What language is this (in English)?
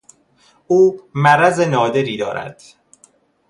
Persian